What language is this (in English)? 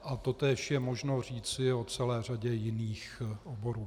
Czech